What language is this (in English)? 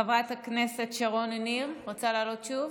Hebrew